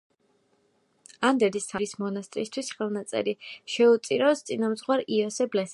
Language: Georgian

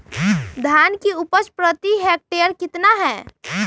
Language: Magahi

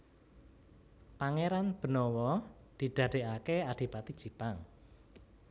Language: Javanese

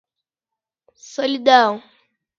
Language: Portuguese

